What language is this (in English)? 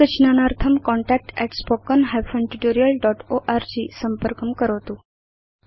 Sanskrit